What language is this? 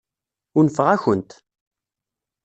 Kabyle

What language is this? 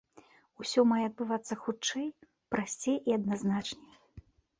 Belarusian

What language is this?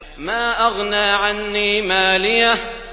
Arabic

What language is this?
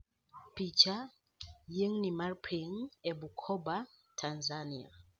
Luo (Kenya and Tanzania)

